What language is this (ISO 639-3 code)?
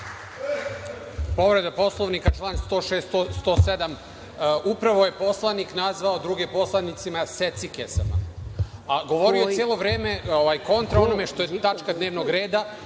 srp